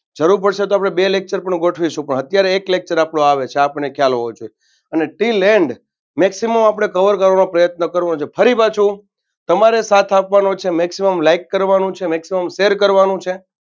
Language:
Gujarati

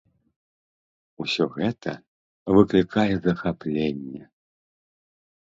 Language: Belarusian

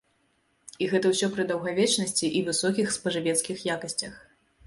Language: Belarusian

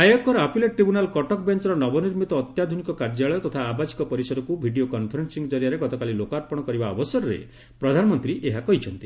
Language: Odia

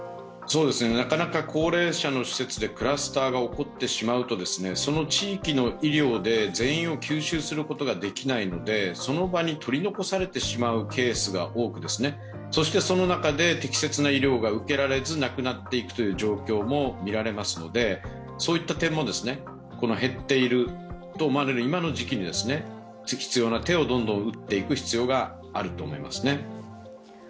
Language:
Japanese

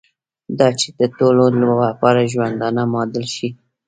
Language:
Pashto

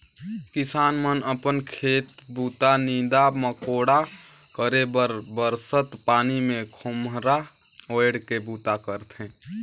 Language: Chhattisgarhi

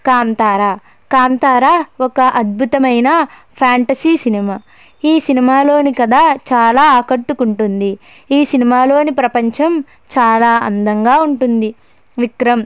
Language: Telugu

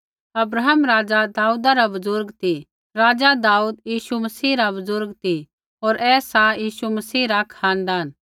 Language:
Kullu Pahari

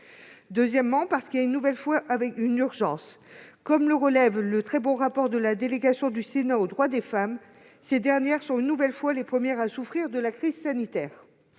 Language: French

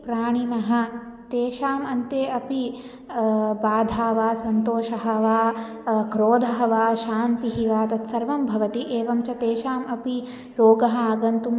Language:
Sanskrit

